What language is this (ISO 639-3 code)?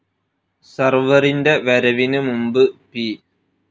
mal